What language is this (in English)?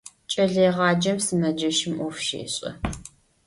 Adyghe